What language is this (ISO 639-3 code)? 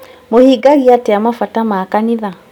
kik